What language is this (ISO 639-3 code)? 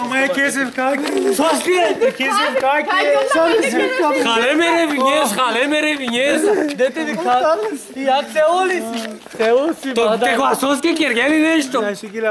ron